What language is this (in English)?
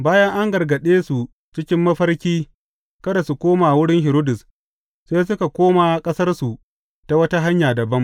Hausa